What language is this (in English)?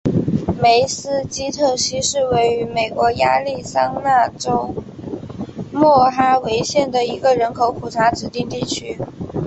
Chinese